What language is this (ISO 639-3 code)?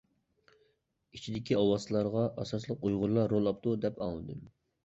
uig